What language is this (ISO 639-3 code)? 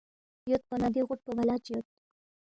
bft